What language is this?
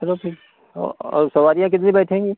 Hindi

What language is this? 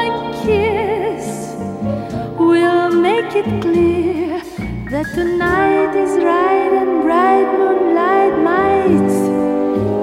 Greek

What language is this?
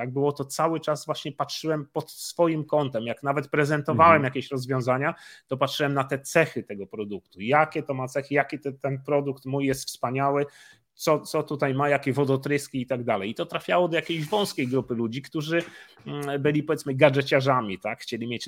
Polish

